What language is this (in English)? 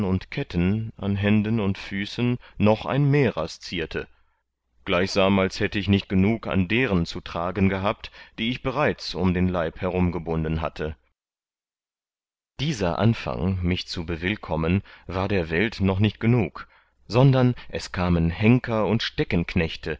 German